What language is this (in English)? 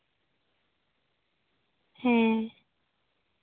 Santali